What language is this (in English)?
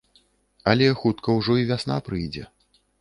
Belarusian